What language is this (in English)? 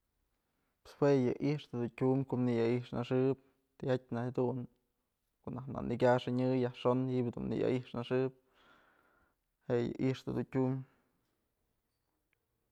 Mazatlán Mixe